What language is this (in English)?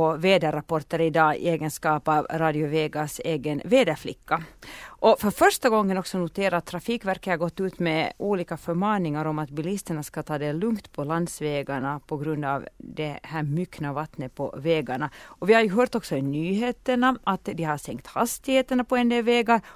Swedish